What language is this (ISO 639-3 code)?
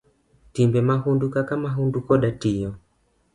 luo